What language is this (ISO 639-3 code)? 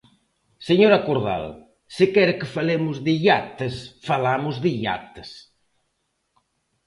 glg